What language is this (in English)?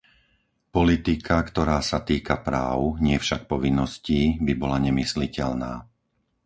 Slovak